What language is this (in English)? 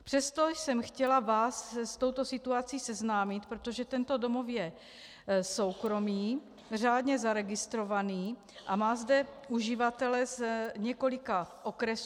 Czech